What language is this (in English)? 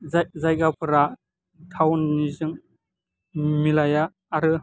Bodo